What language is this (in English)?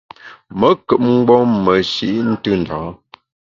Bamun